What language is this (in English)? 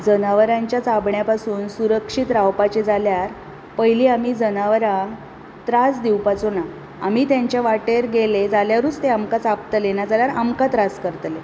Konkani